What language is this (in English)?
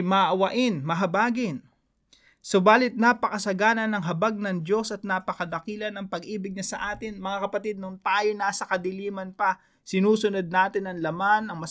Filipino